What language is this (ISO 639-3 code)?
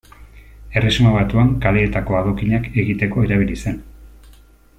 eus